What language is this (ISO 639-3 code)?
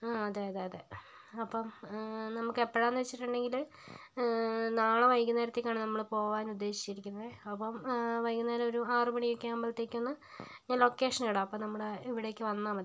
mal